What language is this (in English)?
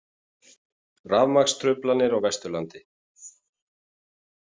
Icelandic